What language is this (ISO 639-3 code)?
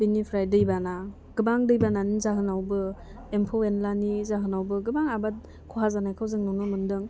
brx